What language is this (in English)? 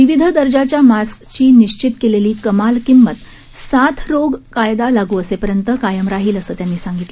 Marathi